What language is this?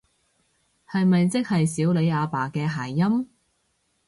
Cantonese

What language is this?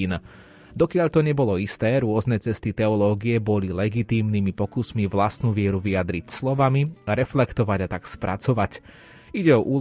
Slovak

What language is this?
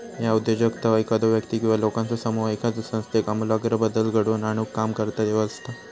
Marathi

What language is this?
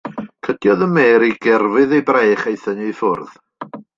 Welsh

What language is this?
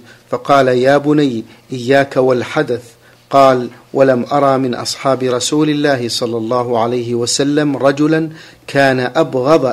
Arabic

